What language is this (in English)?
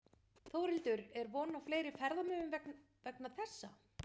Icelandic